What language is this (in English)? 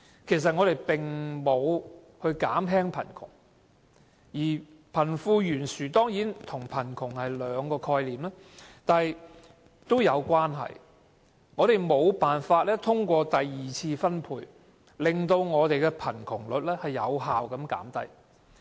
Cantonese